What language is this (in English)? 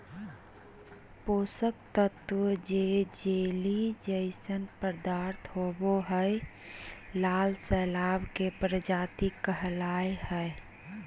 Magahi